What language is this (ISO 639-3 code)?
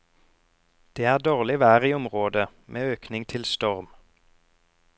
nor